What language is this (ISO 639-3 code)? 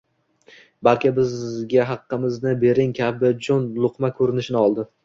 uzb